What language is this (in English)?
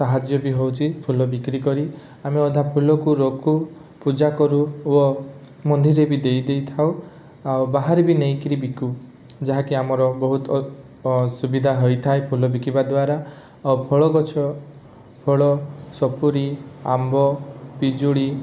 Odia